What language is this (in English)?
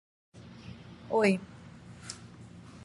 Portuguese